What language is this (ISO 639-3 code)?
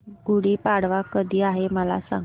mar